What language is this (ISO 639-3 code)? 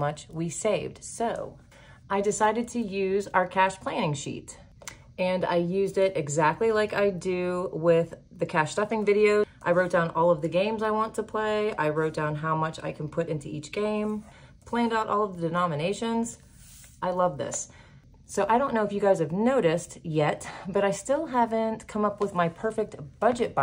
eng